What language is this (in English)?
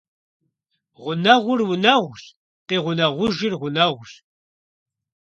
Kabardian